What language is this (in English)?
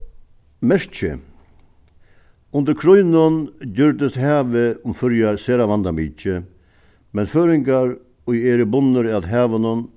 Faroese